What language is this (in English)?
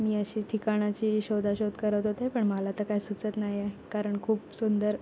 Marathi